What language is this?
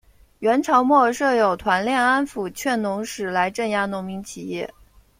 Chinese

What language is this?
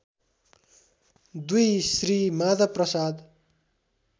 Nepali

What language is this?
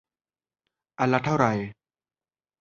Thai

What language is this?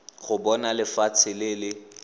Tswana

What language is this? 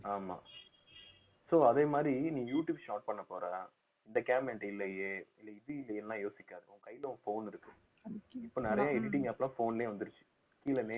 Tamil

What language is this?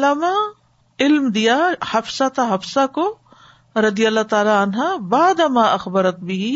Urdu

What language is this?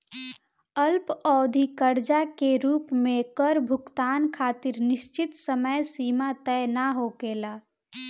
Bhojpuri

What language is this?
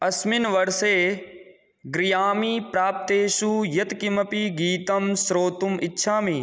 Sanskrit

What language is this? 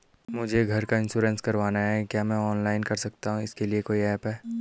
Hindi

